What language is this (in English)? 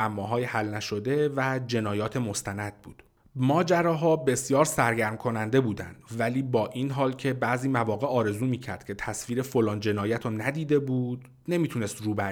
Persian